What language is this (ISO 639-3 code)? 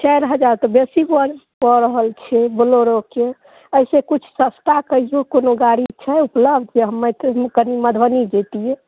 mai